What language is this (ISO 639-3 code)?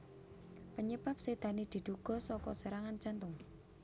jav